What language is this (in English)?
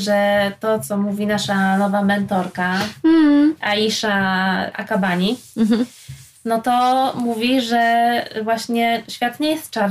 Polish